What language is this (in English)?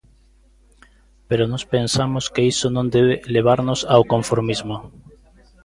Galician